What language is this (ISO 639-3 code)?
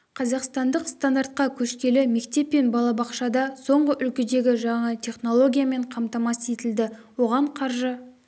kaz